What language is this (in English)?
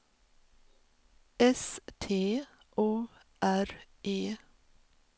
Swedish